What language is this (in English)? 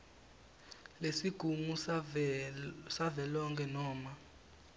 Swati